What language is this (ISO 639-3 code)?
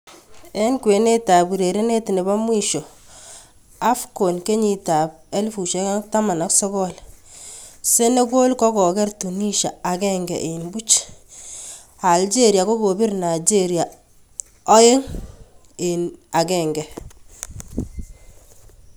kln